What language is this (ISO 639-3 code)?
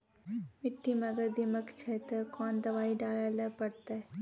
mai